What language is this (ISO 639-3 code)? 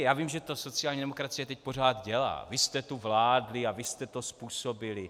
ces